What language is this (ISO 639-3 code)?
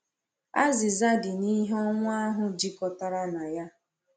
ibo